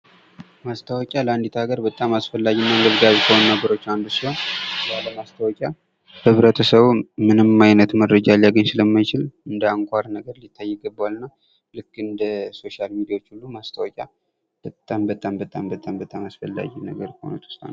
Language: Amharic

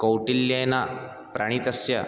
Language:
Sanskrit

